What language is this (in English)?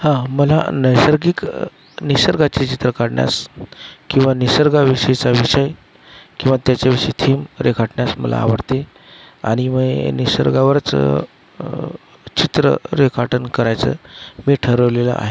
Marathi